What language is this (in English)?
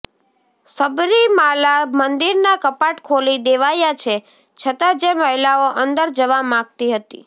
Gujarati